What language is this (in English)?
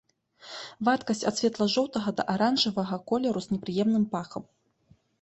Belarusian